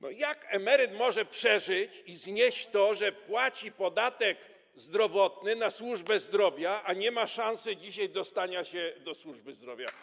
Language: Polish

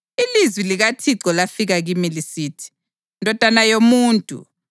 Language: North Ndebele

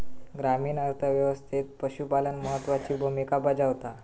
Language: Marathi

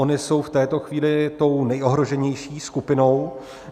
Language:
Czech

